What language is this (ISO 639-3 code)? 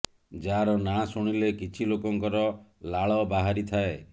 ori